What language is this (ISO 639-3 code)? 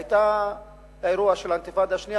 heb